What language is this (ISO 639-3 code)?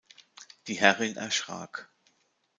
deu